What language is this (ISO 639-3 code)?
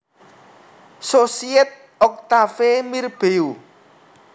jav